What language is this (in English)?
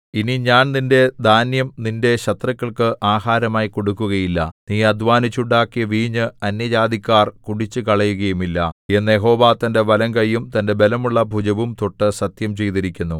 Malayalam